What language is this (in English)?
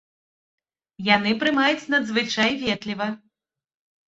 Belarusian